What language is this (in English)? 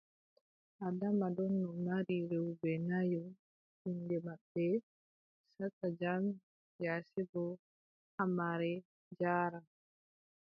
Adamawa Fulfulde